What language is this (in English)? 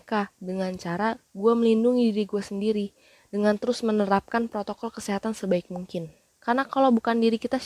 Indonesian